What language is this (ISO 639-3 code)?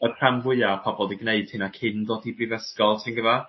cym